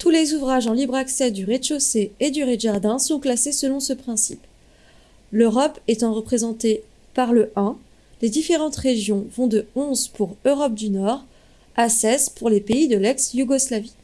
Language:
French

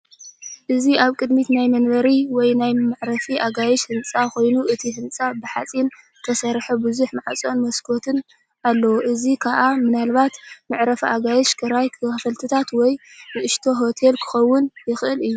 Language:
Tigrinya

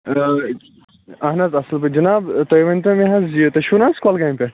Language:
Kashmiri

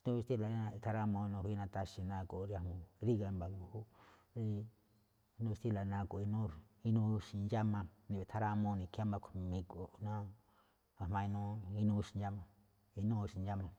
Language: Malinaltepec Me'phaa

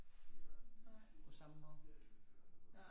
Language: Danish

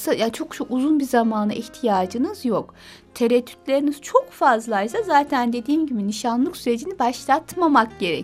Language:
Turkish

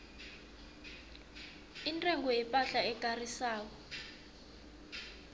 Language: South Ndebele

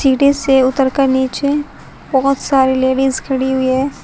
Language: Hindi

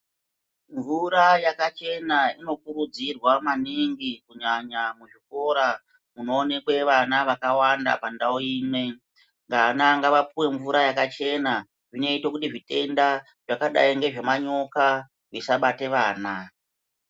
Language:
Ndau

